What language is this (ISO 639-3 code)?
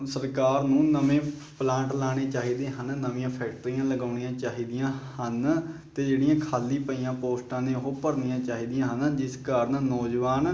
pan